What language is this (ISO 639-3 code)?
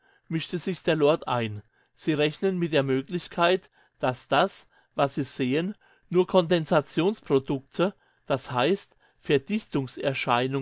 deu